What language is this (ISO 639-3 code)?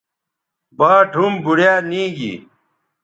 btv